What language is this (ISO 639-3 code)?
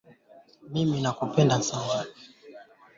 swa